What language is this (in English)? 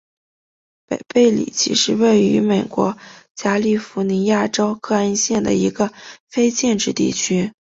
Chinese